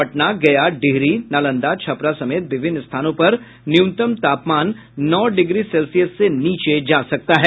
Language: Hindi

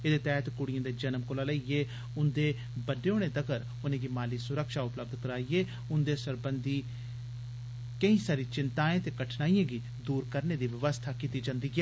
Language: Dogri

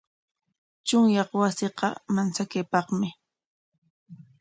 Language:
Corongo Ancash Quechua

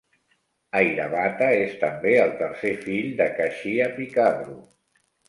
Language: Catalan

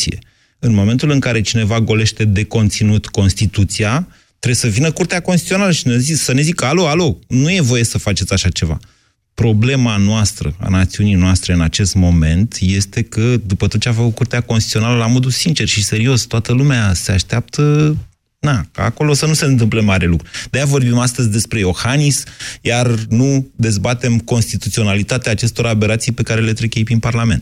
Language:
Romanian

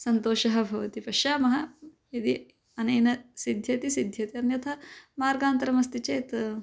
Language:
Sanskrit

